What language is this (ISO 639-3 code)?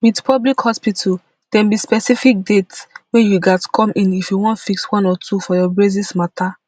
pcm